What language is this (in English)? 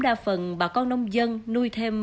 Vietnamese